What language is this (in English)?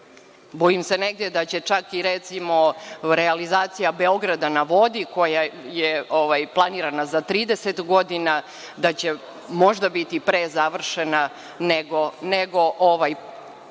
Serbian